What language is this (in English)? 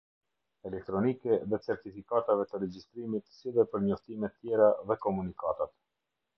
Albanian